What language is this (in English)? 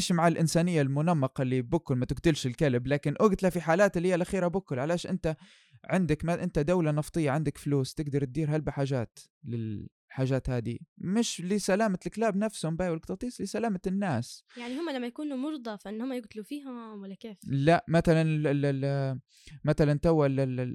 Arabic